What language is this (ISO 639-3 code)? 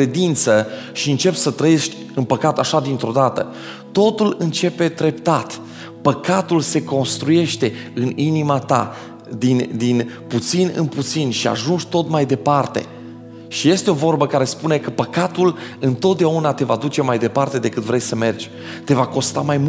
ron